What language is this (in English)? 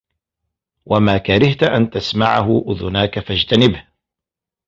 Arabic